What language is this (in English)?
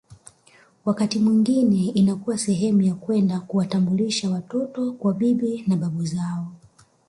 Swahili